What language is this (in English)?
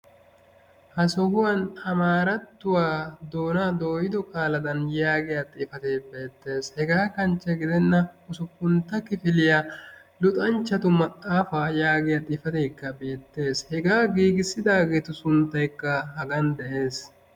Wolaytta